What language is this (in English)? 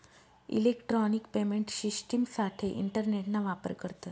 Marathi